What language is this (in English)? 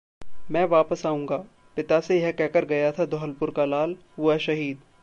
Hindi